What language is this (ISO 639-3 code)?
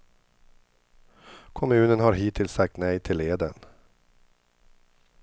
swe